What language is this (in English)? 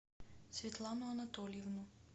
Russian